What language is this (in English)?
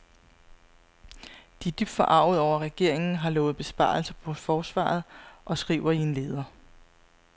Danish